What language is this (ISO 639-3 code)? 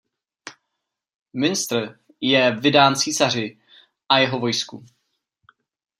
ces